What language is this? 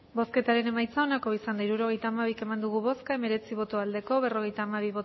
Basque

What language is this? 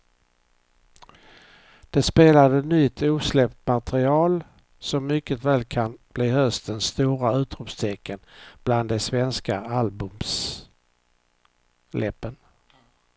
Swedish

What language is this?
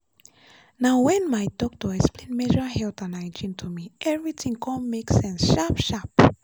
Nigerian Pidgin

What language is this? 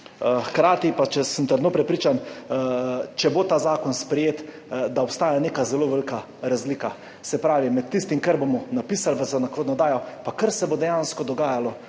Slovenian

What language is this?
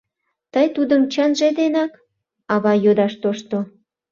Mari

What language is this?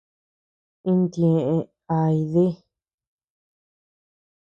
Tepeuxila Cuicatec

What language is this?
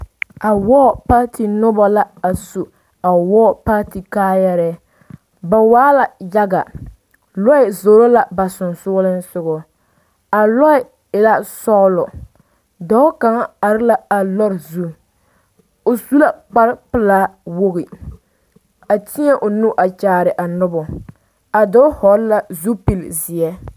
Southern Dagaare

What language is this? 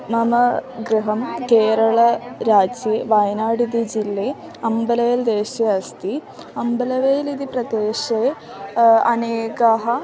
Sanskrit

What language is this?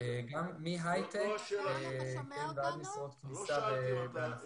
Hebrew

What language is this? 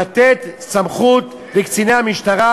Hebrew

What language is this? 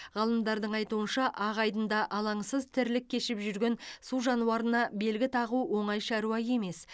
Kazakh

